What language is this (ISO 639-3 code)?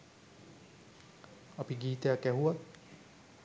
sin